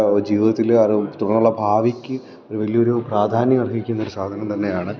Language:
Malayalam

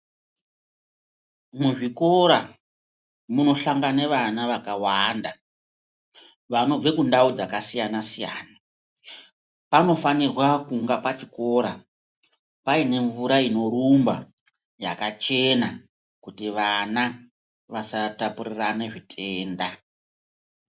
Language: Ndau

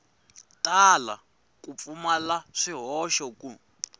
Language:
Tsonga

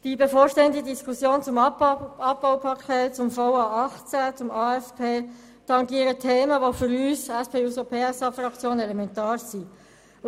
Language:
Swiss German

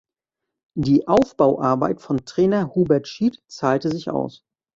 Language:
German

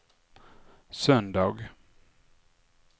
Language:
Swedish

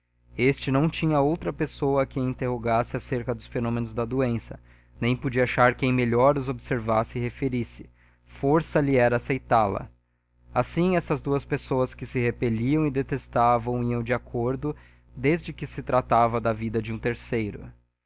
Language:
Portuguese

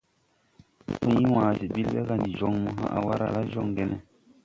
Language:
Tupuri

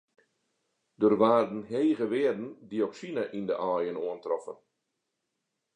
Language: Western Frisian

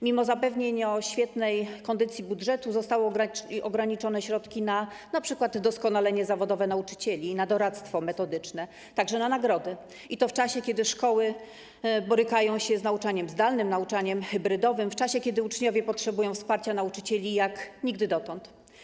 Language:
Polish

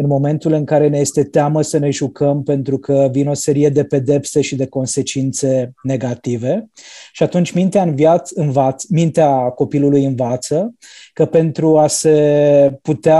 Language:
Romanian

